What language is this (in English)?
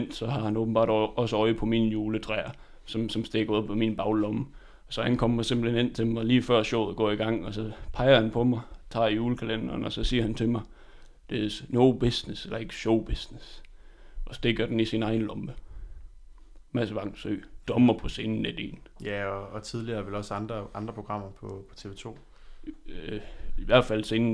Danish